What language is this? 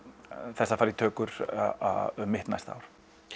Icelandic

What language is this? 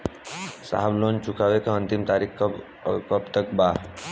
Bhojpuri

